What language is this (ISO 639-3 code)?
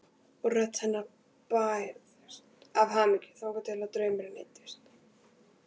isl